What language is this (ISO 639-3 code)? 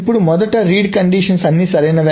tel